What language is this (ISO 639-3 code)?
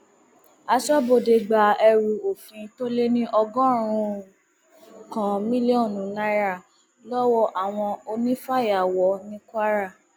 yor